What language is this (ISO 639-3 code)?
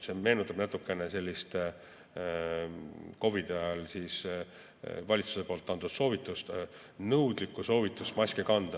est